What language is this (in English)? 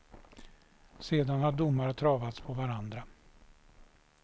Swedish